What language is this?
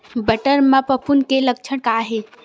Chhattisgarhi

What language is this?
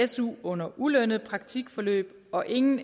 Danish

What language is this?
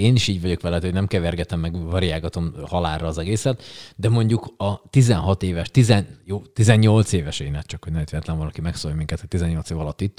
Hungarian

